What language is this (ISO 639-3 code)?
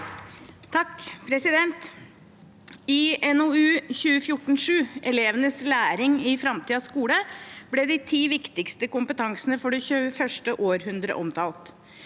nor